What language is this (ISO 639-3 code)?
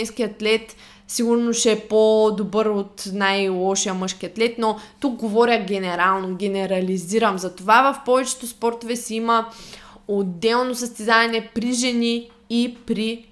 bul